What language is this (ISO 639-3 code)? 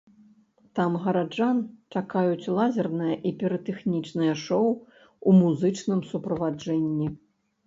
bel